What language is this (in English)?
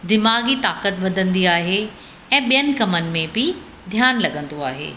Sindhi